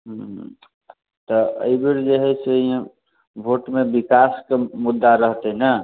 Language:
Maithili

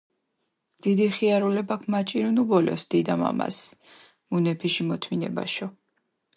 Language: Mingrelian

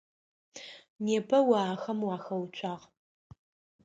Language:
Adyghe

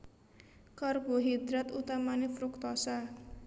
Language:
Javanese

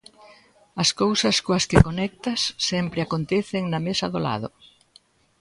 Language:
Galician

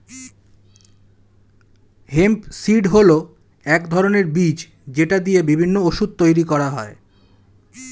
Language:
Bangla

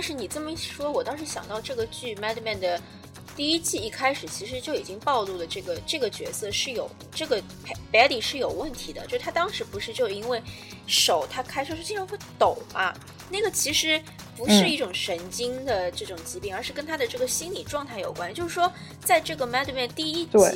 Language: Chinese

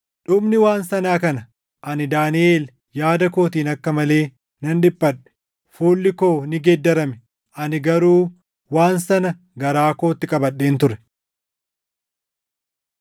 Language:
Oromo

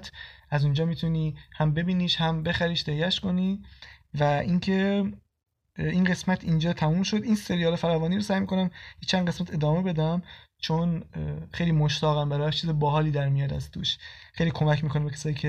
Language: Persian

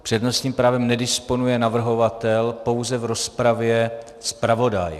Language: Czech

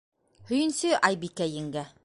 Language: Bashkir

